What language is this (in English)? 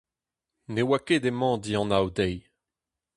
Breton